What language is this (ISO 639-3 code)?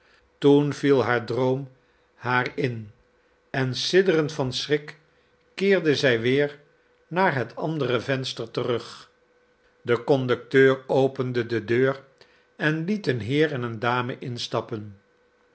nld